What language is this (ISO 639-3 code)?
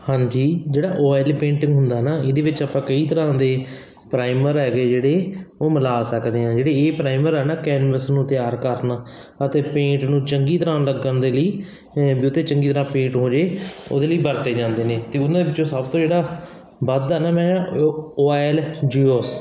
pan